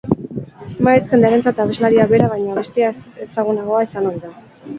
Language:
Basque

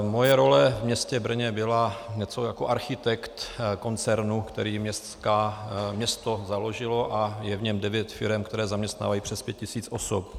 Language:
Czech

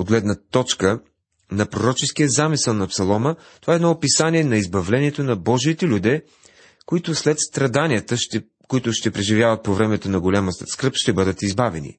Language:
Bulgarian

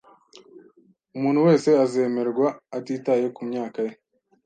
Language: Kinyarwanda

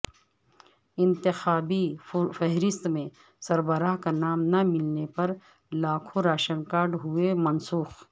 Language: Urdu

